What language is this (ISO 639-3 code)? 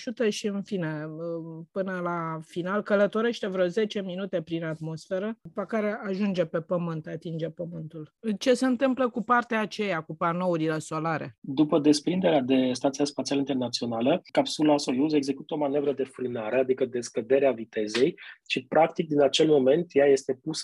ron